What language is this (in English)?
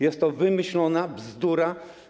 Polish